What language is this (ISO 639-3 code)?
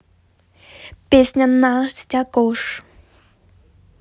rus